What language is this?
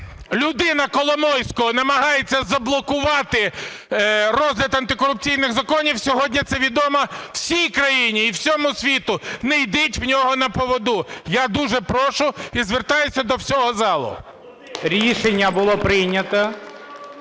Ukrainian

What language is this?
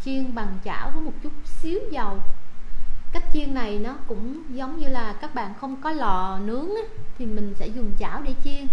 Vietnamese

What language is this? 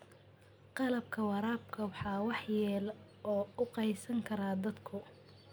Somali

